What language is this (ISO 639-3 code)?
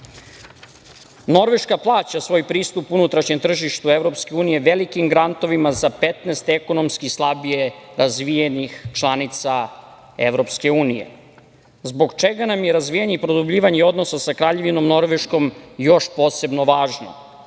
srp